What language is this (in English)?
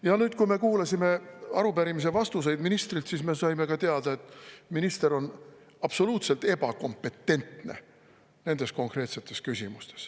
Estonian